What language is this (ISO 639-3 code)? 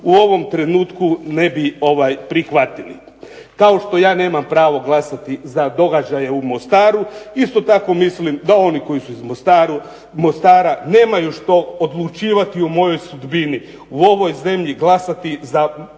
hrv